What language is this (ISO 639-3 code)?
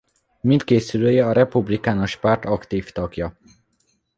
hun